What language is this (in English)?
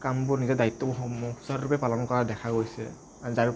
Assamese